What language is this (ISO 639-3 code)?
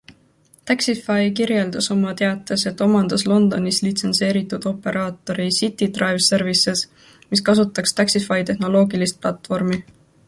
est